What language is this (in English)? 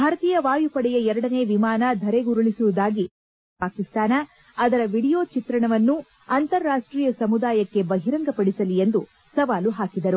Kannada